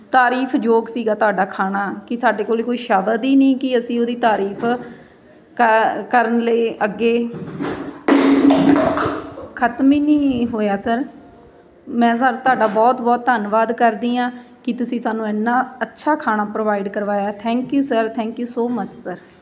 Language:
Punjabi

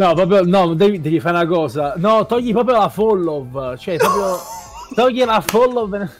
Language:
Italian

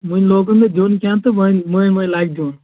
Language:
Kashmiri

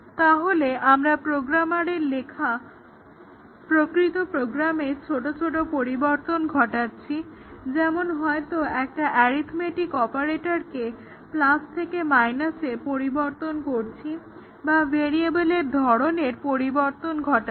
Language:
Bangla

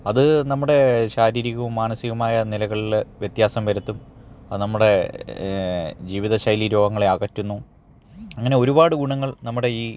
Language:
Malayalam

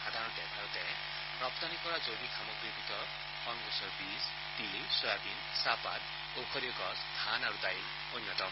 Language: Assamese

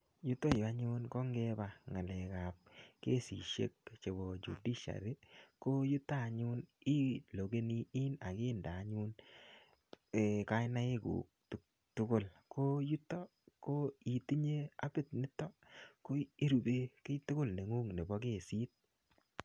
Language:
Kalenjin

